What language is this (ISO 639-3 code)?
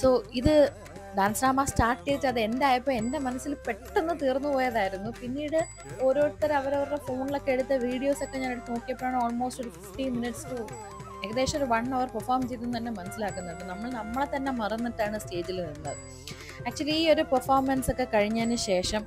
mal